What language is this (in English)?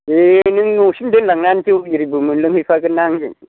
Bodo